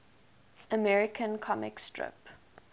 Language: English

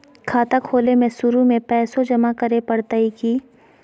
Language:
Magahi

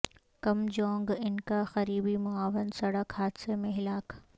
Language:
Urdu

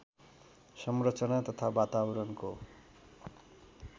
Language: Nepali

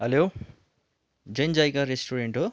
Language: Nepali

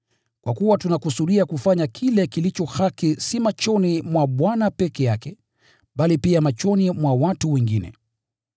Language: Swahili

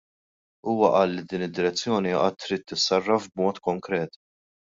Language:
Maltese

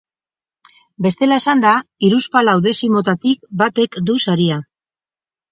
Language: Basque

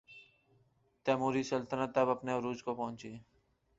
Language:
Urdu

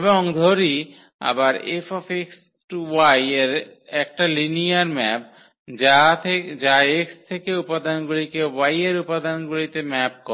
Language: Bangla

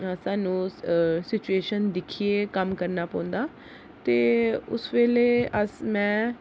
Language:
Dogri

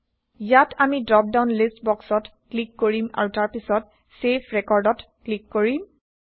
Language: Assamese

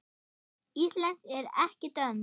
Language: Icelandic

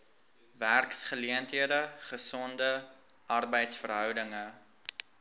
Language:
Afrikaans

